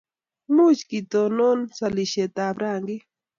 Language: Kalenjin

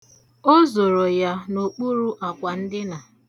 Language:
Igbo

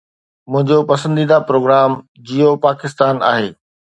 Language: Sindhi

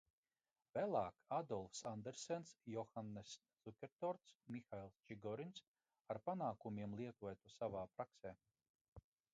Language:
Latvian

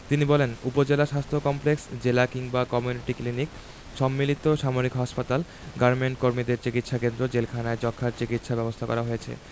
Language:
Bangla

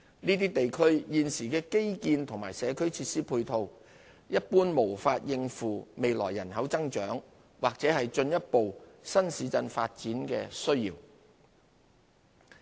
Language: Cantonese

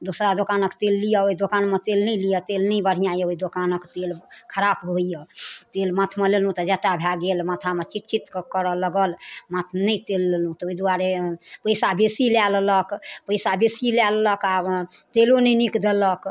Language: Maithili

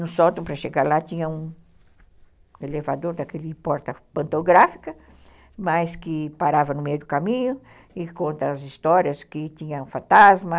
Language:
Portuguese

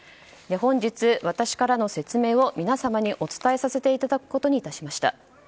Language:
Japanese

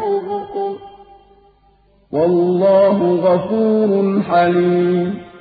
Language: Arabic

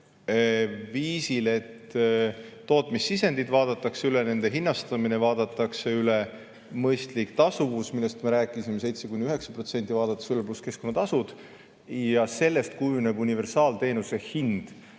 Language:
Estonian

